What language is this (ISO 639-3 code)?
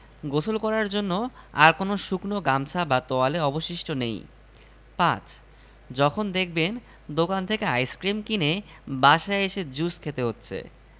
ben